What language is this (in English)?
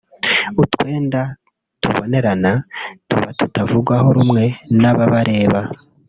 Kinyarwanda